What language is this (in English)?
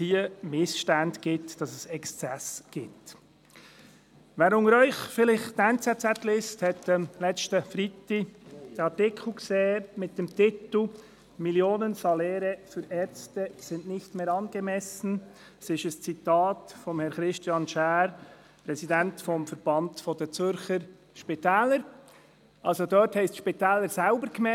Swiss German